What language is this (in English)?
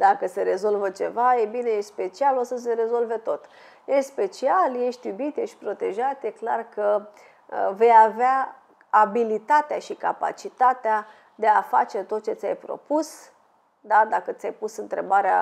Romanian